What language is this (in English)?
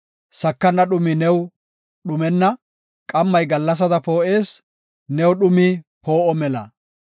Gofa